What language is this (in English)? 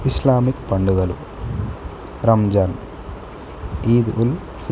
Telugu